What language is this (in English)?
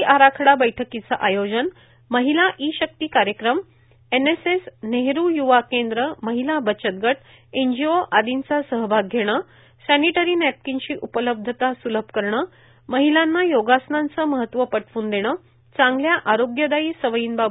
Marathi